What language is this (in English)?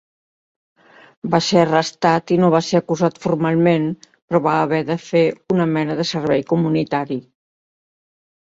Catalan